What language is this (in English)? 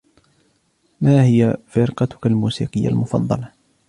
Arabic